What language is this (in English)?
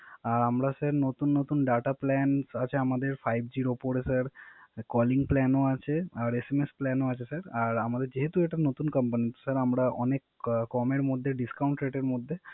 Bangla